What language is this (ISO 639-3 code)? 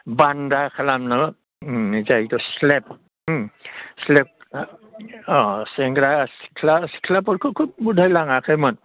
brx